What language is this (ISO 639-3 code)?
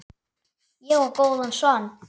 isl